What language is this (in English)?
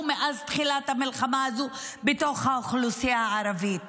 Hebrew